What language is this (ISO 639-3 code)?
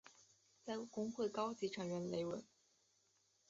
zho